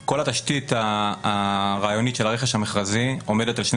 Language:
Hebrew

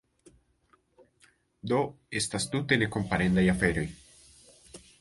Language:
Esperanto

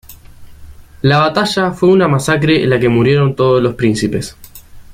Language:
Spanish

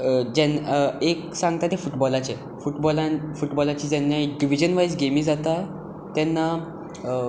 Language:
Konkani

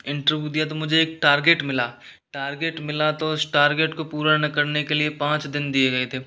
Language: Hindi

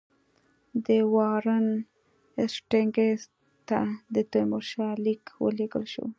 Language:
Pashto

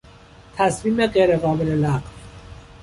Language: Persian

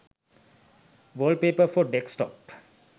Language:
Sinhala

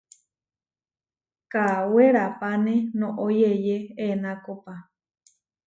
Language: Huarijio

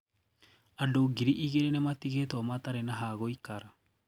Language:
Kikuyu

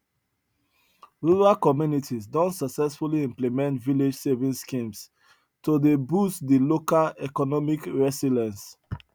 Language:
Nigerian Pidgin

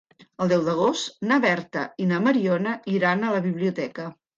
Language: Catalan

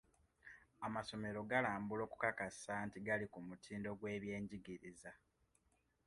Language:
Ganda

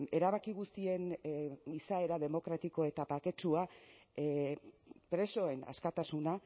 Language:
Basque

